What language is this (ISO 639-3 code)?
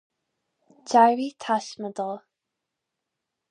gle